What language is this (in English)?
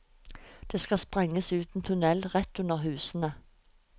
Norwegian